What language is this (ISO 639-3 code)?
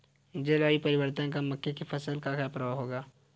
hin